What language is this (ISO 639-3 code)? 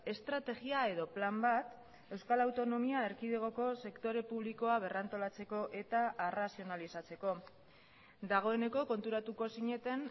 eus